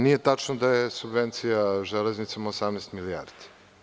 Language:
Serbian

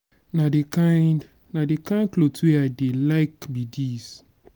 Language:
Nigerian Pidgin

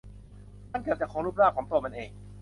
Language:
Thai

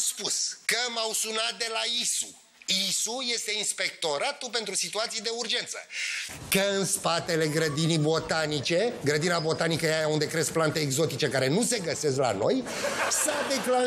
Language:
Romanian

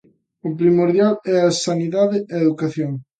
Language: Galician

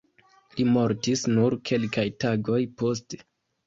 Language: Esperanto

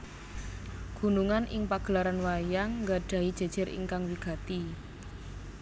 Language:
Javanese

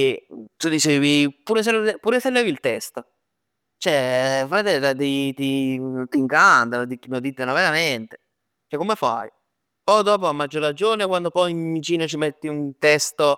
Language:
Neapolitan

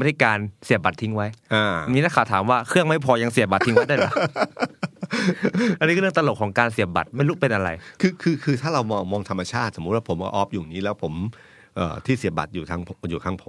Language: Thai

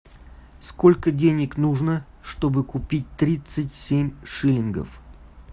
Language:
Russian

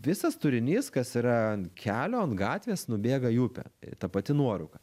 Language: Lithuanian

